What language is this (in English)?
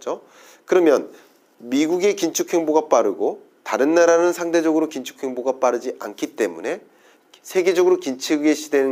Korean